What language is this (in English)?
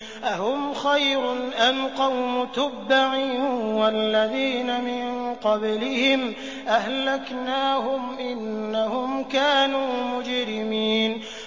Arabic